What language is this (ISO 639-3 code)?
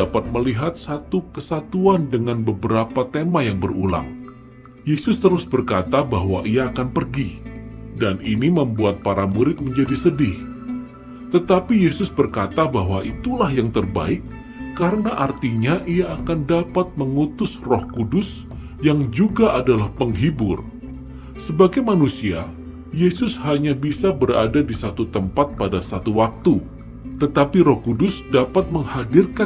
ind